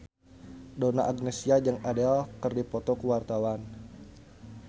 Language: Sundanese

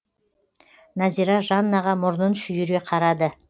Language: Kazakh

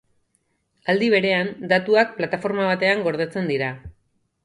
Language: Basque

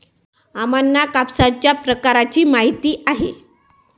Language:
Marathi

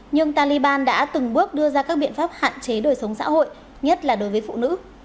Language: Vietnamese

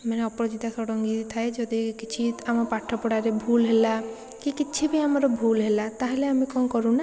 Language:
Odia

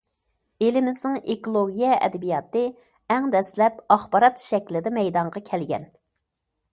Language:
Uyghur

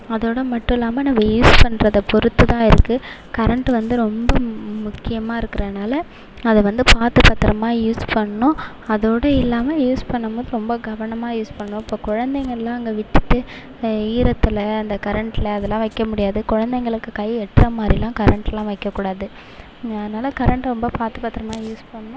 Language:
Tamil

